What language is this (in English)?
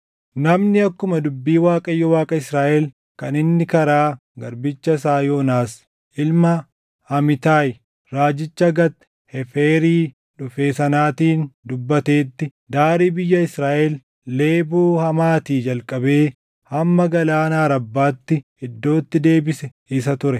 Oromo